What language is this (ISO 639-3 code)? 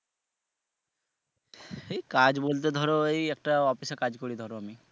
ben